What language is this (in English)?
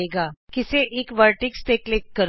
Punjabi